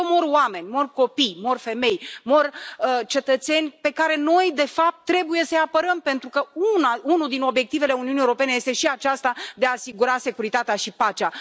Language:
Romanian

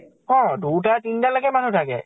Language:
Assamese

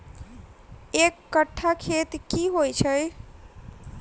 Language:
Maithili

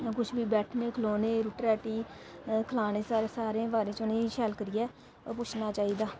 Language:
Dogri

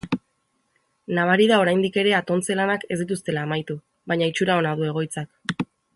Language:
Basque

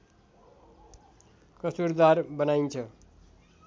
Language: Nepali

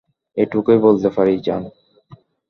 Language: Bangla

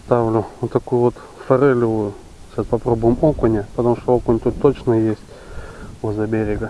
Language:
Russian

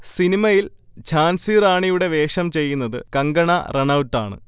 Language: Malayalam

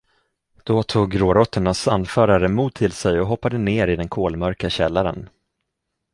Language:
Swedish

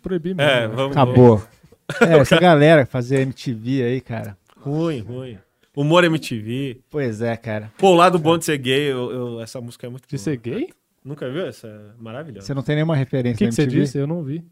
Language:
Portuguese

